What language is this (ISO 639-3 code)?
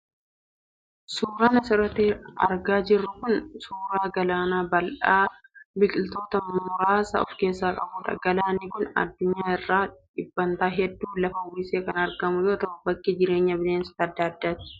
orm